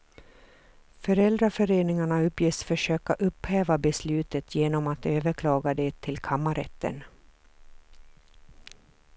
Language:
Swedish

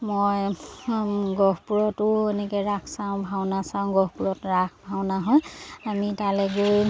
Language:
Assamese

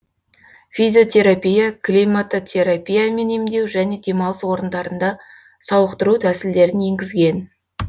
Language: Kazakh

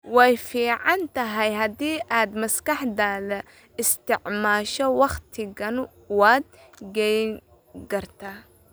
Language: Somali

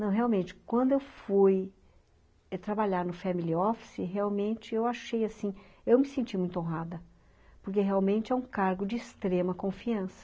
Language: Portuguese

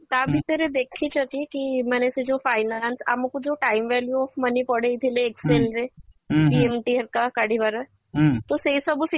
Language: Odia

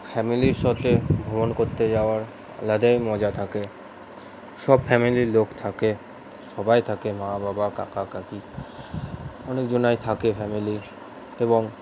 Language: Bangla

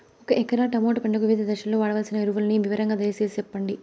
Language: Telugu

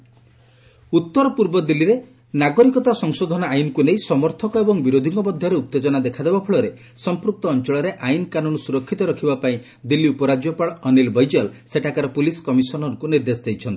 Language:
Odia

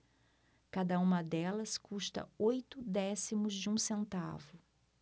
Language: Portuguese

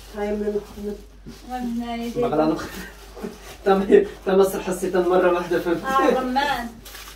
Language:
Arabic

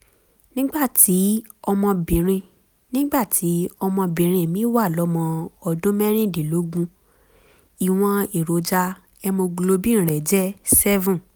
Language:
Yoruba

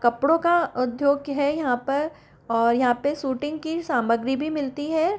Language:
Hindi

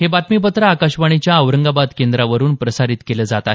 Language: Marathi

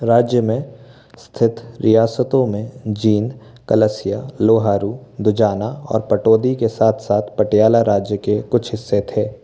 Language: Hindi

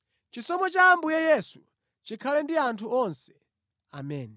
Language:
Nyanja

